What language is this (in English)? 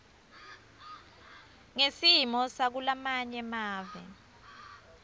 Swati